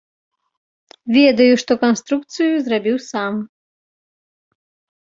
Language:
Belarusian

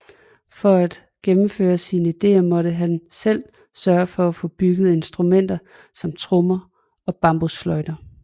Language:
Danish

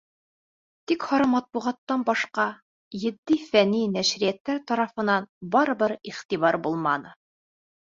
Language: Bashkir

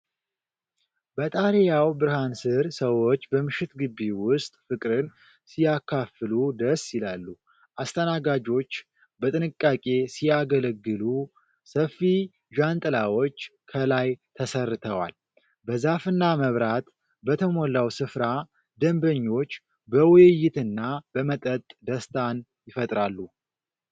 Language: Amharic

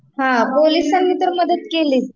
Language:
Marathi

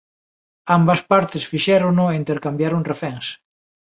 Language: Galician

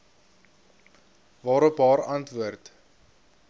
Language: Afrikaans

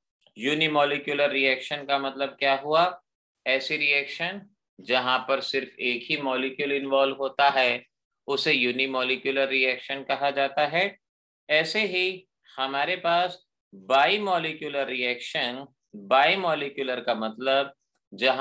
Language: Hindi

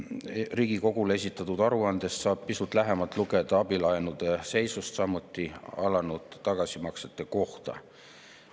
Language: Estonian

